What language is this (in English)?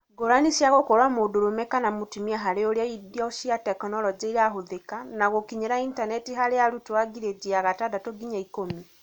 Kikuyu